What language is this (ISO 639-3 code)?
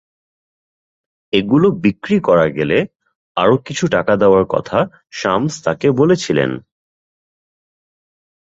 ben